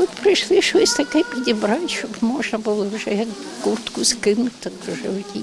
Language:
Ukrainian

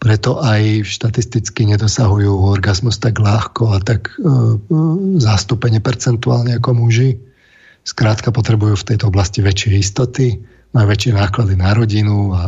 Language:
Slovak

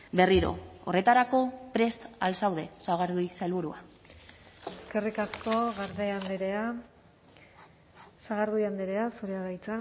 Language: Basque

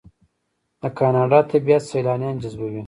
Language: Pashto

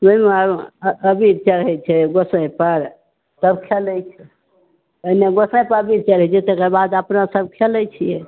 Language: Maithili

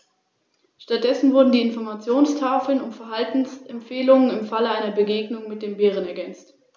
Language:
German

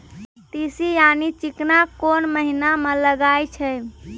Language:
Maithili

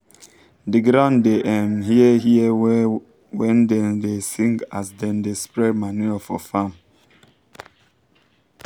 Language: Nigerian Pidgin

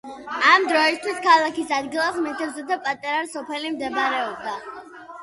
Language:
Georgian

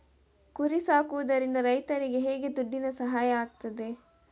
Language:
Kannada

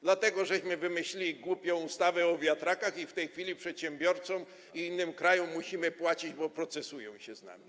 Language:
Polish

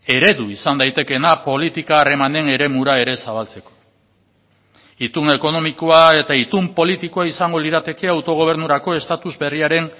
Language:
Basque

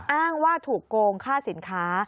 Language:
Thai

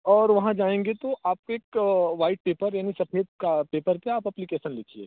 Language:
Hindi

